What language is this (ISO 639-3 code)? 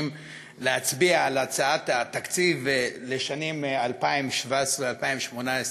heb